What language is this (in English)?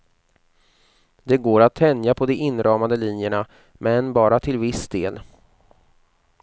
Swedish